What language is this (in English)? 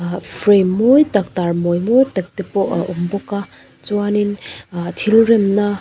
Mizo